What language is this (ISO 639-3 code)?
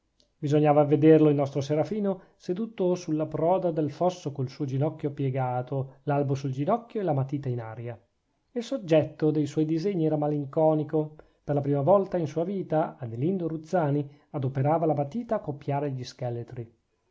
ita